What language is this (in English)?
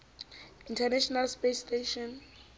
Southern Sotho